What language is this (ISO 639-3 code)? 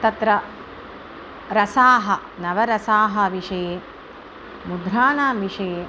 san